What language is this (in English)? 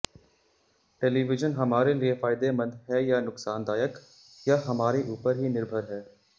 Hindi